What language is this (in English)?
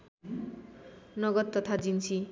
Nepali